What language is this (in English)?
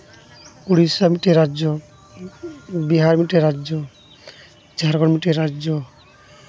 Santali